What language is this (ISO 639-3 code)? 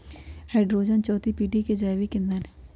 mag